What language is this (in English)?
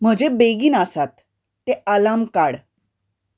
Konkani